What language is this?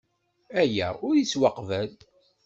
Kabyle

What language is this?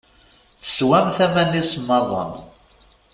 Kabyle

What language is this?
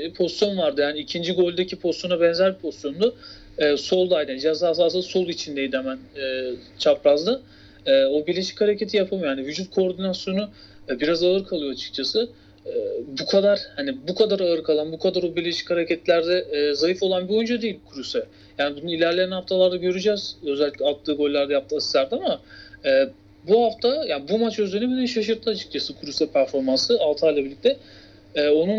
Turkish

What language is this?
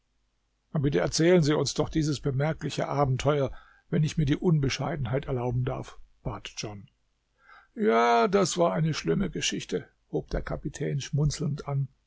German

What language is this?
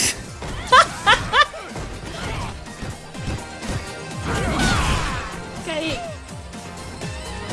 Portuguese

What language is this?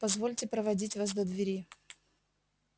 Russian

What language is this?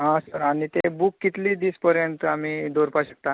Konkani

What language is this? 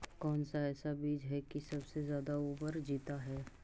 Magahi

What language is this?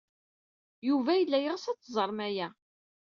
Kabyle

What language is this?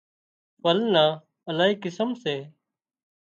Wadiyara Koli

